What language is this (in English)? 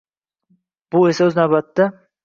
Uzbek